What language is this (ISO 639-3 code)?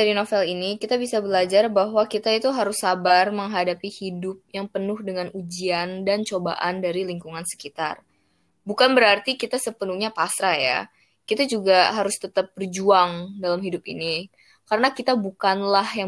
ind